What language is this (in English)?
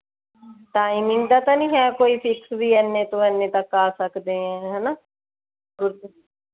Punjabi